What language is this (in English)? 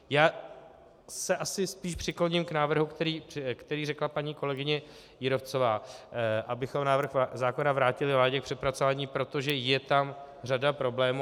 Czech